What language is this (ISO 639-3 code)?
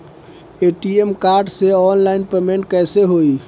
bho